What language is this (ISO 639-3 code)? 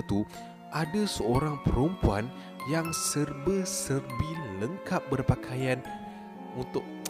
msa